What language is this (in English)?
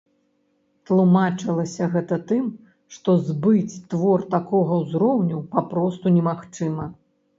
Belarusian